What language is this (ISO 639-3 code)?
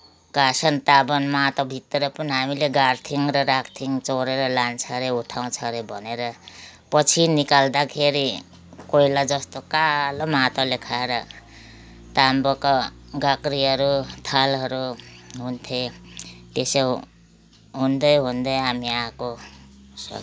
nep